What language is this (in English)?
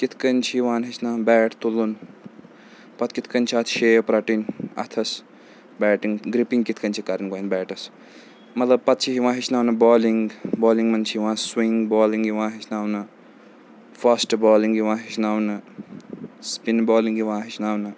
Kashmiri